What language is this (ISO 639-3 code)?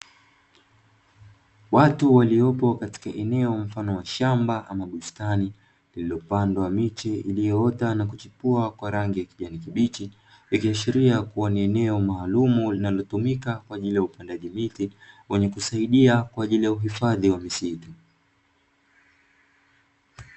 swa